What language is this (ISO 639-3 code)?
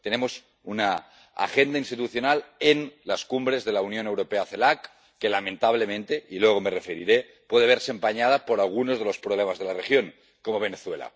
spa